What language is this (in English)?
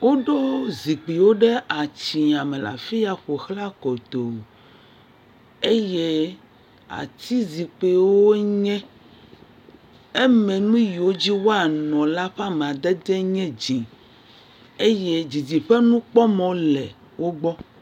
Ewe